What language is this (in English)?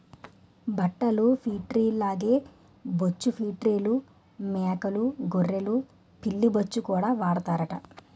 Telugu